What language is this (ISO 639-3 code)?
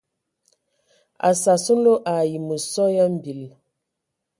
ewo